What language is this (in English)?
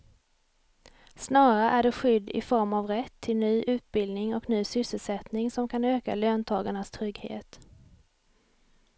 Swedish